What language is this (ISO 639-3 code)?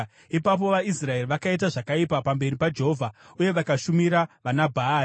sna